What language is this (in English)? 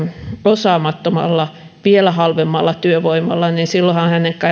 Finnish